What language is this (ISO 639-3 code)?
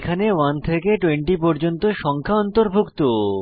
ben